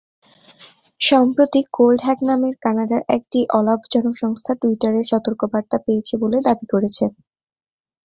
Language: Bangla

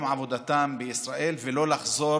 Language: Hebrew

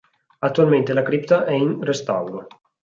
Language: Italian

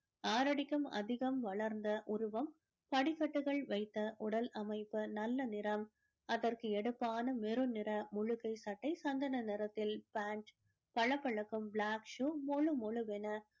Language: Tamil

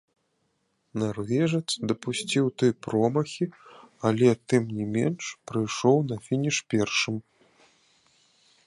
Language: Belarusian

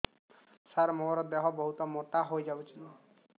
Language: Odia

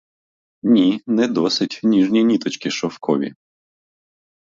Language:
Ukrainian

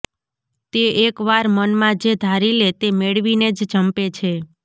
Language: Gujarati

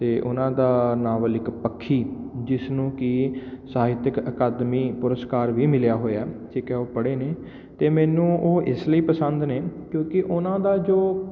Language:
Punjabi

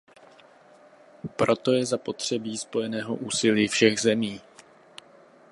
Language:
Czech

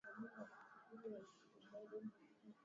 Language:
Swahili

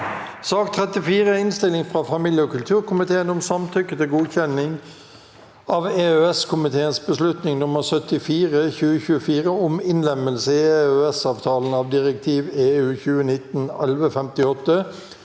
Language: Norwegian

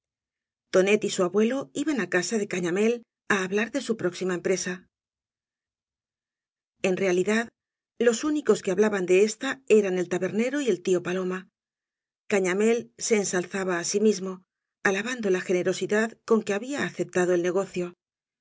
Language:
Spanish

